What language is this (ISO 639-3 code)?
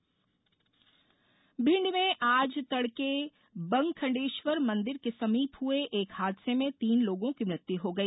hin